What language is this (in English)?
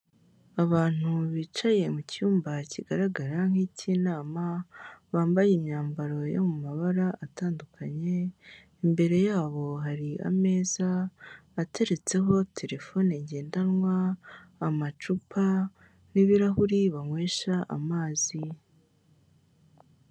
Kinyarwanda